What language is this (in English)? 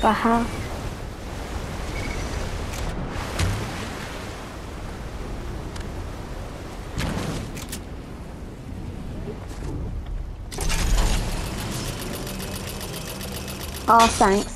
English